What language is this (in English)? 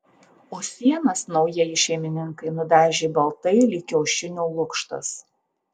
Lithuanian